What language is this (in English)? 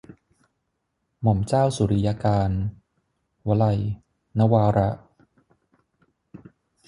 Thai